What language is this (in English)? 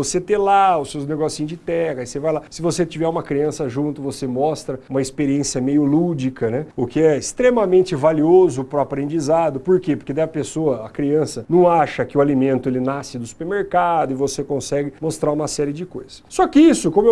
Portuguese